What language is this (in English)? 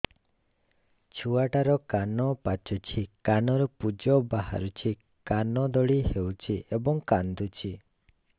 Odia